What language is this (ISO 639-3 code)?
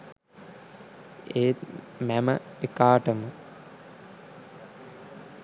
sin